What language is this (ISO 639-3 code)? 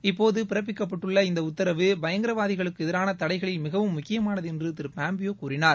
tam